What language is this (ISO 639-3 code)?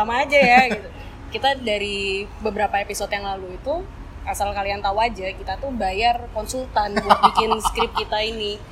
ind